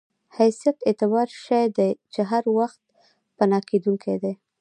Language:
Pashto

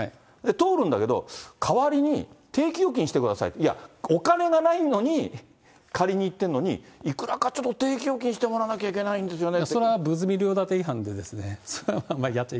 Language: Japanese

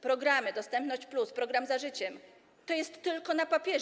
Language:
Polish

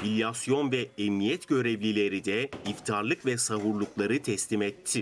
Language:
Turkish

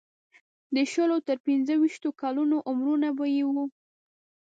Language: Pashto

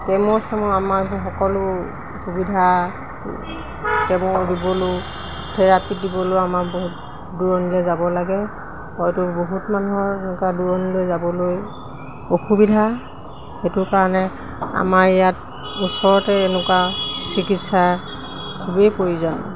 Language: Assamese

